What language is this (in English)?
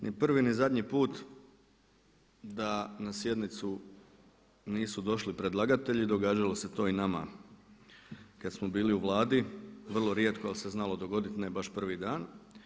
Croatian